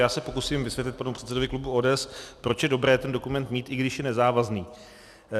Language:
Czech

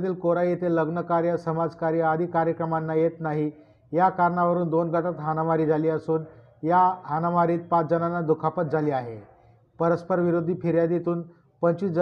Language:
Marathi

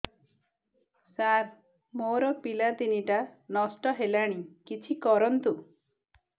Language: Odia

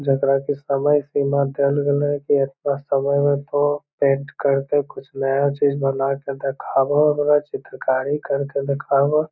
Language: Magahi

